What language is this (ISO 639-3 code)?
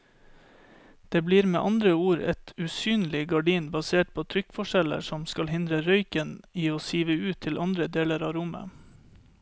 nor